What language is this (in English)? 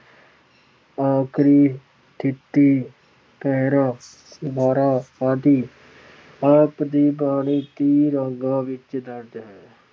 Punjabi